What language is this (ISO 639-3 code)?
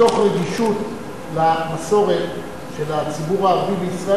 heb